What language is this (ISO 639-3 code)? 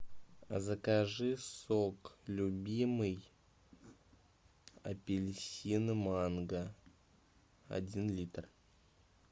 rus